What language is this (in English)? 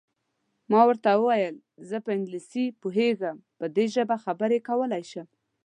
Pashto